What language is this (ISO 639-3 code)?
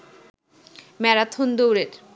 ben